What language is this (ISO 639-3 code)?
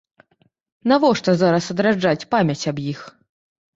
bel